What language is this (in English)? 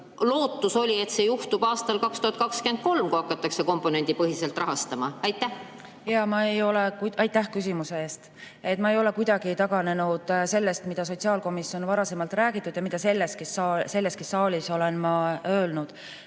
Estonian